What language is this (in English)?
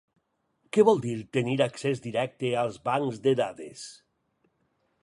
Catalan